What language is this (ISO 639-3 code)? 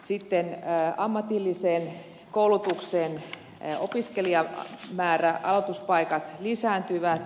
fin